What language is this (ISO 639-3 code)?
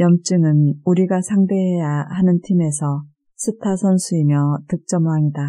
kor